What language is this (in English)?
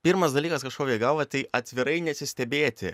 Lithuanian